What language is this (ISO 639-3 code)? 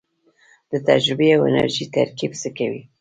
pus